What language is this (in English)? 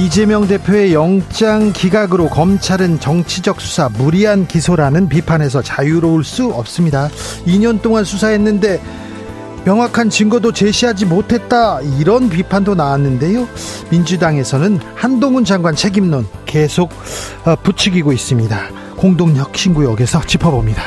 Korean